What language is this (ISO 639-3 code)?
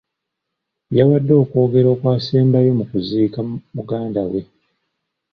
lug